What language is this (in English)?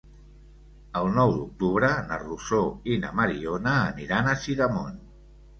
Catalan